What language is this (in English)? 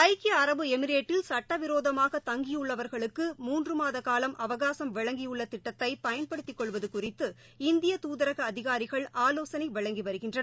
Tamil